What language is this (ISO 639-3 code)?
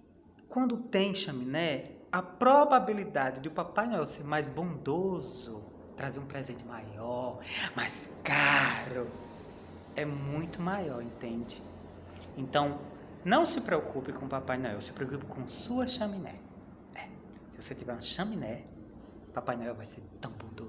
por